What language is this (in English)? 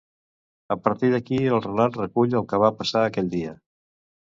Catalan